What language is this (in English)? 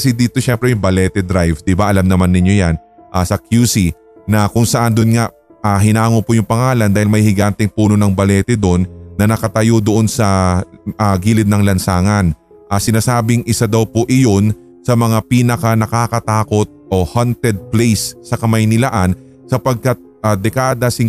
Filipino